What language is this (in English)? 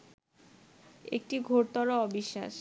Bangla